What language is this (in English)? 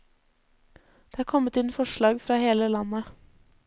Norwegian